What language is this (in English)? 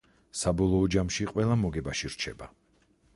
Georgian